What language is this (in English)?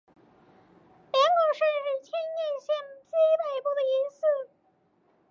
Chinese